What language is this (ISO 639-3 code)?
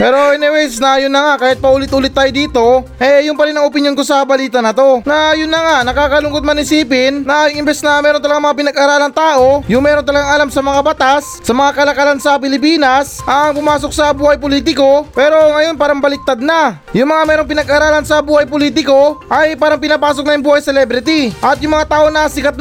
fil